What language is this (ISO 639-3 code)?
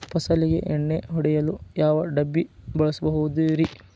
kan